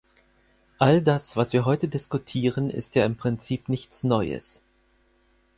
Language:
German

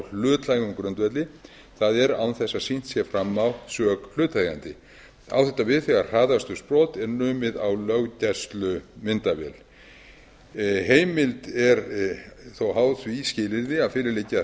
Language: Icelandic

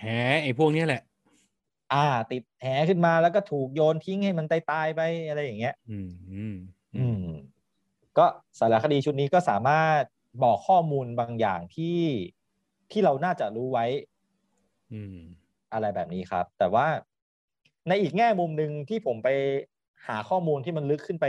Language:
Thai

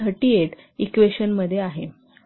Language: Marathi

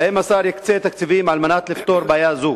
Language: Hebrew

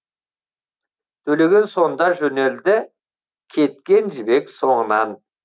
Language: Kazakh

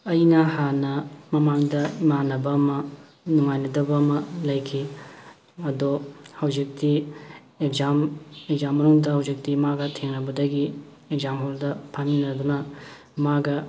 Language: Manipuri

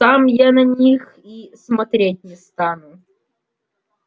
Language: Russian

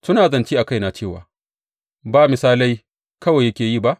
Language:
Hausa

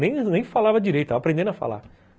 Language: Portuguese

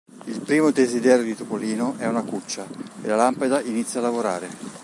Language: Italian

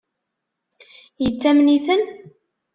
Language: Kabyle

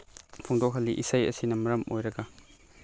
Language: Manipuri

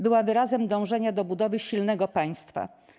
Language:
Polish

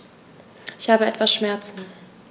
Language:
German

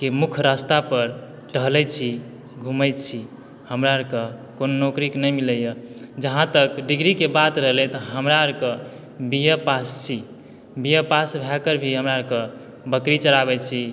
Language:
Maithili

